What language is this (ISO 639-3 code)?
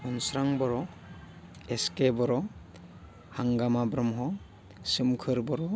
brx